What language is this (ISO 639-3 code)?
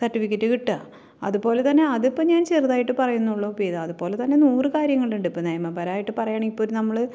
mal